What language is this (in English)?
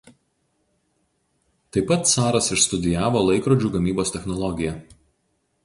Lithuanian